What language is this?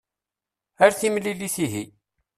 Kabyle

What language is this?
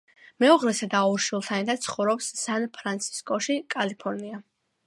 Georgian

